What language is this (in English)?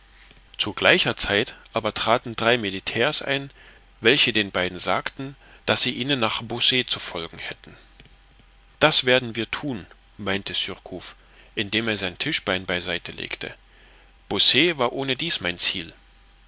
German